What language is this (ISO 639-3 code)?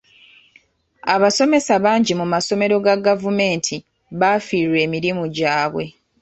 lug